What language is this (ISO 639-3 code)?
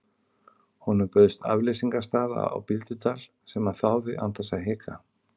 isl